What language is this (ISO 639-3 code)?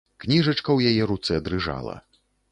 bel